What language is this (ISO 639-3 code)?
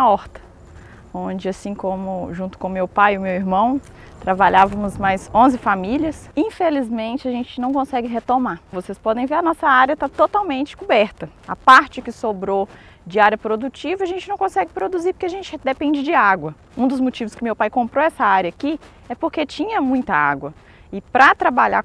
por